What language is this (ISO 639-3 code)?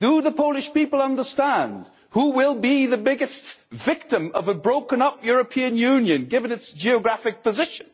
eng